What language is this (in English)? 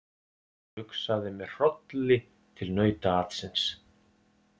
Icelandic